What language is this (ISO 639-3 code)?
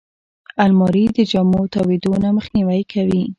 pus